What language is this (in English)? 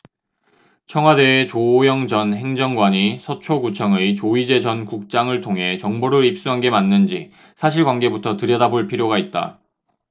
Korean